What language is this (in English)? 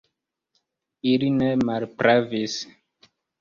Esperanto